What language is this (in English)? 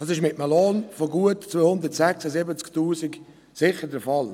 Swiss German